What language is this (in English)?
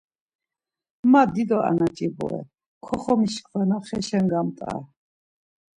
Laz